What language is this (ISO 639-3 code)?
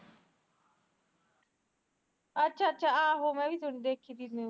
pan